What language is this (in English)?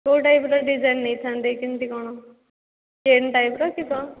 Odia